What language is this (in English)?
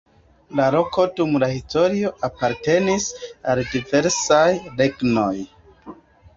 Esperanto